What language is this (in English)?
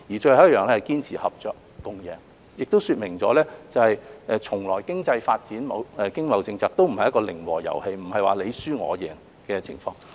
Cantonese